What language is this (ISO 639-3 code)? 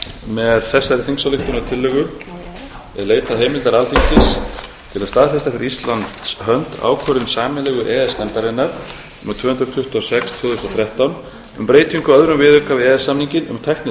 isl